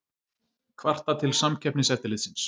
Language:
Icelandic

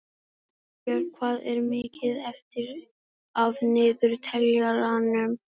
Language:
Icelandic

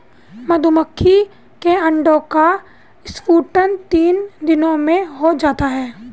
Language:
Hindi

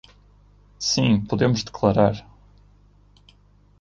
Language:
Portuguese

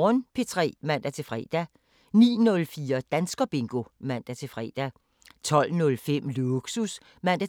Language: Danish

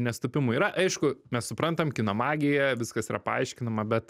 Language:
Lithuanian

